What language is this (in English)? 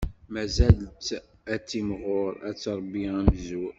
Kabyle